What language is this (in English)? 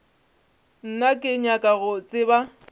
Northern Sotho